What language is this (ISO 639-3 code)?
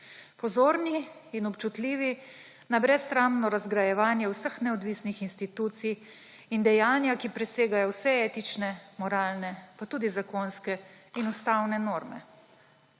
slv